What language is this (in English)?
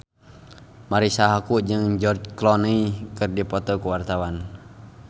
Sundanese